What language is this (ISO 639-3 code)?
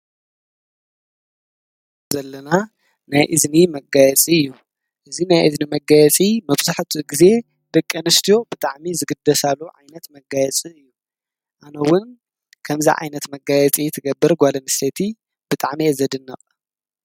tir